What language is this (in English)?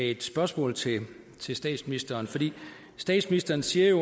Danish